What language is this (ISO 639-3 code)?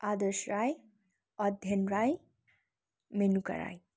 nep